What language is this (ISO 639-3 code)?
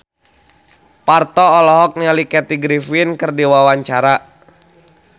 sun